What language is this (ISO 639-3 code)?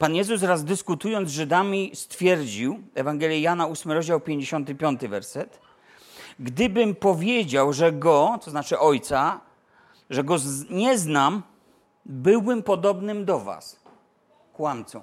pol